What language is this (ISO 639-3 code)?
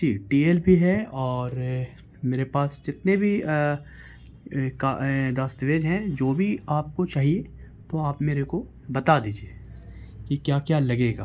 urd